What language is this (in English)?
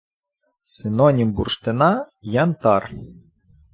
Ukrainian